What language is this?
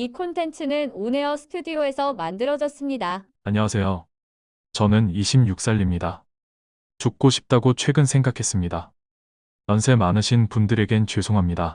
Korean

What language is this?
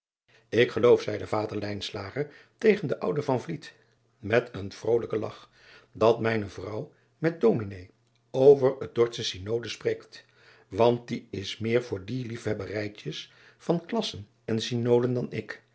Dutch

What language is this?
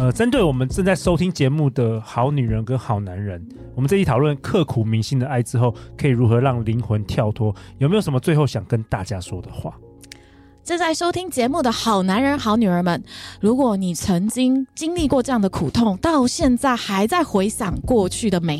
Chinese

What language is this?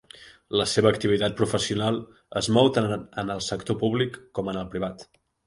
Catalan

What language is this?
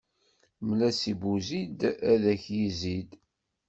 Kabyle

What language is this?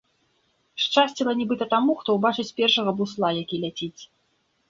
Belarusian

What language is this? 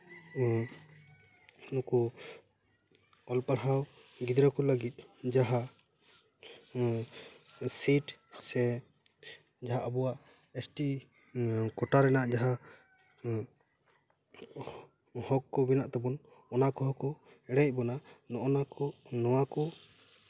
Santali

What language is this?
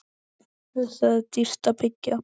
Icelandic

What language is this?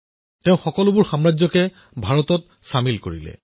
Assamese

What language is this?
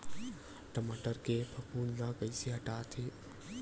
Chhattisgarhi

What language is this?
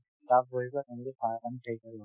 Assamese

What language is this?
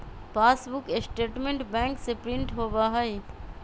Magahi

